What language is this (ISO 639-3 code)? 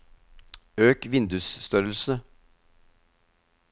nor